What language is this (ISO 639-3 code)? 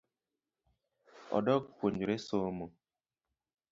luo